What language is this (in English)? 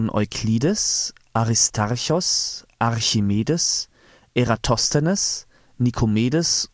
German